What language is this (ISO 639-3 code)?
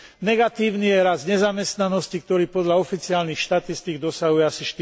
slk